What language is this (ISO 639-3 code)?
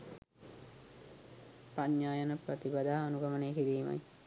sin